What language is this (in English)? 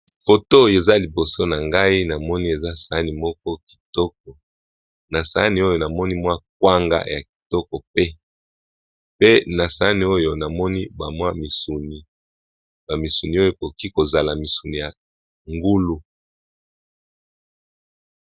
Lingala